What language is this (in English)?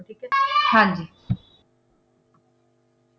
Punjabi